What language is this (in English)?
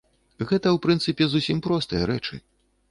Belarusian